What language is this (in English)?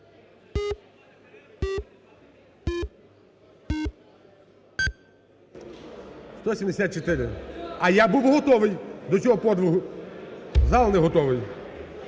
Ukrainian